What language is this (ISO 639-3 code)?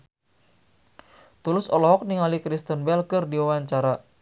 sun